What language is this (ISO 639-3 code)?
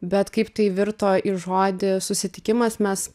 lit